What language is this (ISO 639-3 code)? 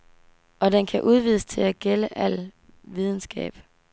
dan